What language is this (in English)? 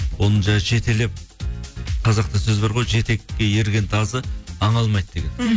Kazakh